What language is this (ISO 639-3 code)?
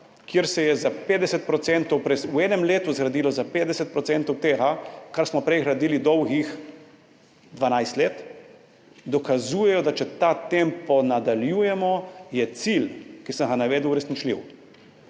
slv